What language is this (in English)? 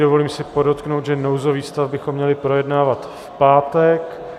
Czech